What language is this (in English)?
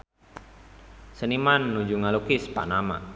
Sundanese